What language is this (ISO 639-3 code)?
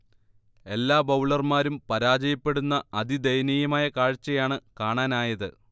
mal